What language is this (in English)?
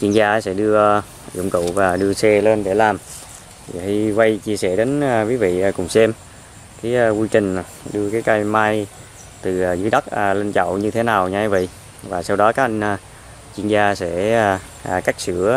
Vietnamese